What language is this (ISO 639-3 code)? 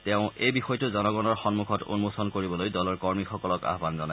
asm